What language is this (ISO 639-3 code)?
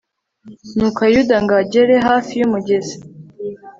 kin